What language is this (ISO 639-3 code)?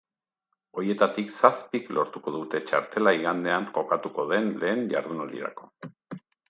eus